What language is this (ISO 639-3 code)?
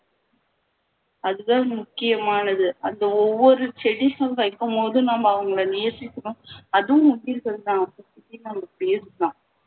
tam